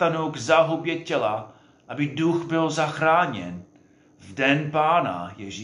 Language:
Czech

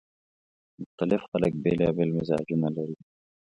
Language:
Pashto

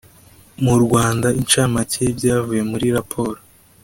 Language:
Kinyarwanda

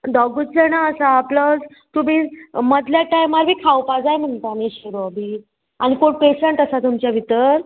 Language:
Konkani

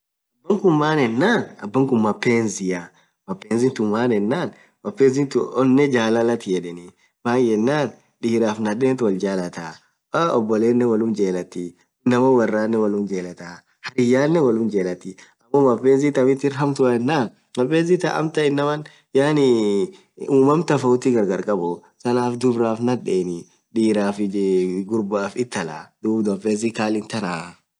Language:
Orma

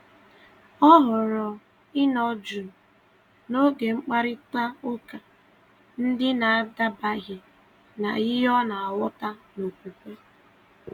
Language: Igbo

